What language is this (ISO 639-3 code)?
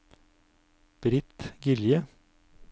nor